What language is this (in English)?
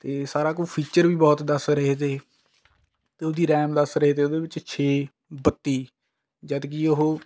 Punjabi